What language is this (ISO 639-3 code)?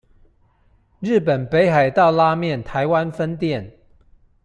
zho